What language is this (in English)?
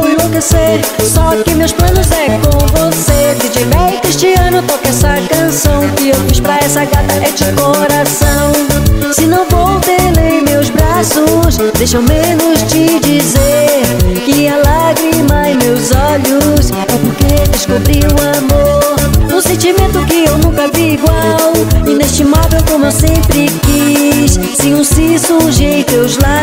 Portuguese